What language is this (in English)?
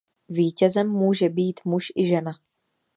Czech